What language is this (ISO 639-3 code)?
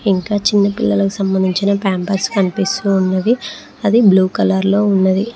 tel